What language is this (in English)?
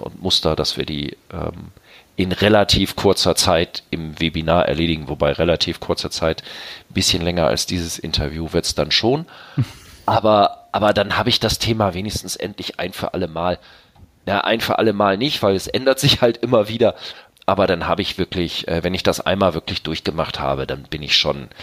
German